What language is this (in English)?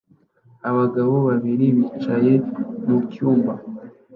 Kinyarwanda